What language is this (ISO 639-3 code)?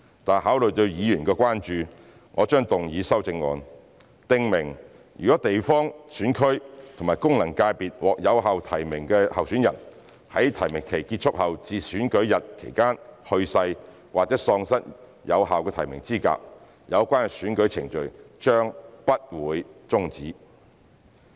yue